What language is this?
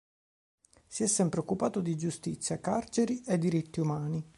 Italian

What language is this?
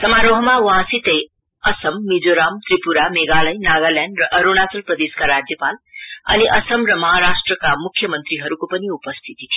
Nepali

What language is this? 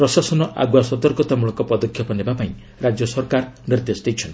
Odia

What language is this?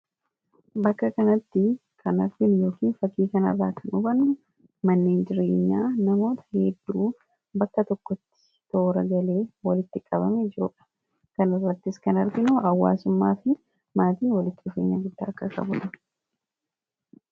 Oromo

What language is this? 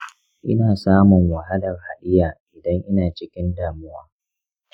Hausa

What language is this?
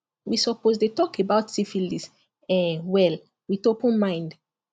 Nigerian Pidgin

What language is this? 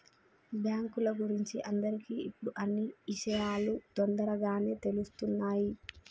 Telugu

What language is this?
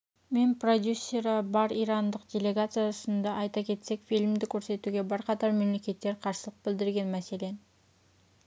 Kazakh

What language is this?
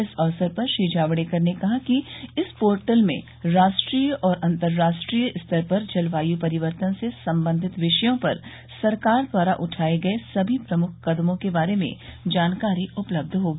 Hindi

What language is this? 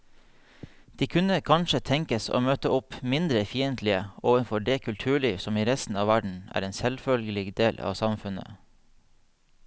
Norwegian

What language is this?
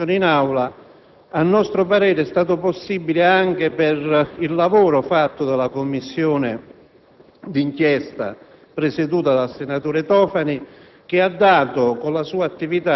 Italian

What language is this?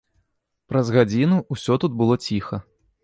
Belarusian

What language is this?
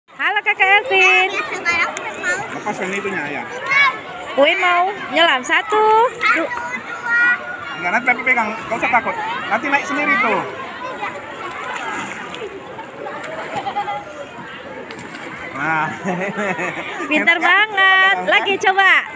Indonesian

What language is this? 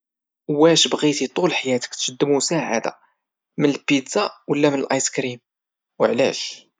Moroccan Arabic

